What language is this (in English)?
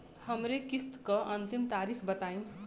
Bhojpuri